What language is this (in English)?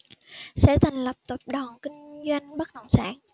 Vietnamese